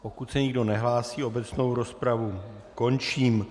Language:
Czech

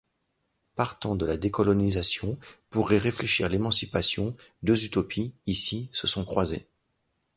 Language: French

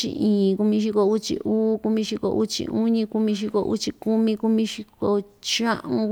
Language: Ixtayutla Mixtec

